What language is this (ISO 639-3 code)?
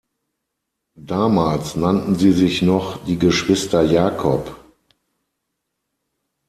deu